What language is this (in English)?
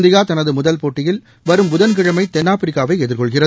Tamil